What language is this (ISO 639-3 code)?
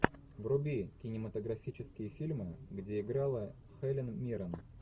rus